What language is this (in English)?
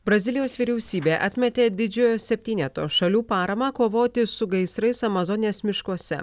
Lithuanian